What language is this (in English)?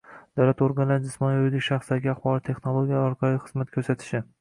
Uzbek